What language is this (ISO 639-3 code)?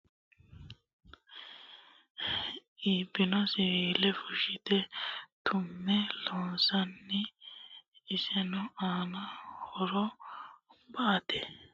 sid